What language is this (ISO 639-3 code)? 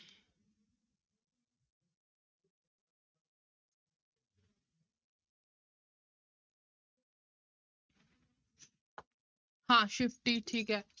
pan